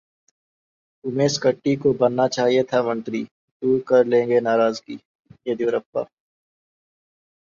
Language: Hindi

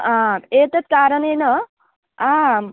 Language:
Sanskrit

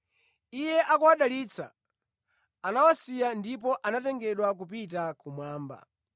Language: Nyanja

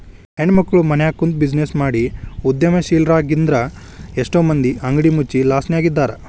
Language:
Kannada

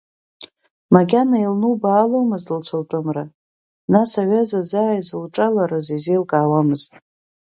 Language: Abkhazian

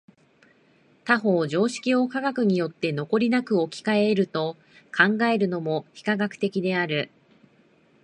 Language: Japanese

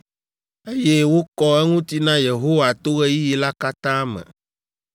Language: Ewe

